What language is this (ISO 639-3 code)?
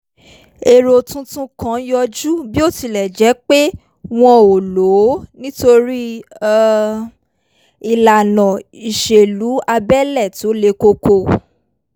yor